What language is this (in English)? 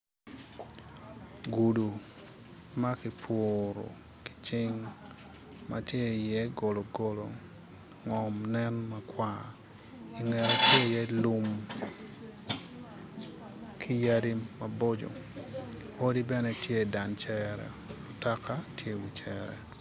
Acoli